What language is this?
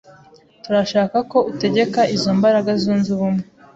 Kinyarwanda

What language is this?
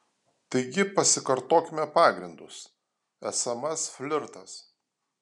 Lithuanian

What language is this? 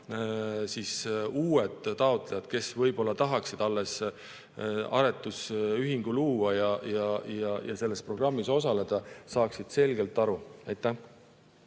Estonian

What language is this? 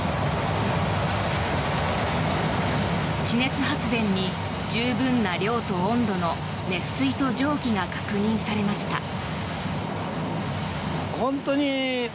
Japanese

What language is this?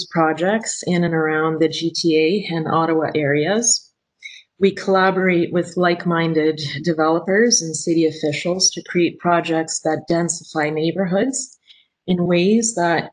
English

